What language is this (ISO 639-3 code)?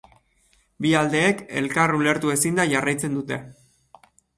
eus